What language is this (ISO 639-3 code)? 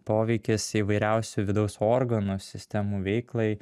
lit